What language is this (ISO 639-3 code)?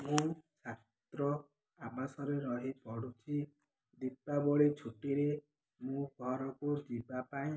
ori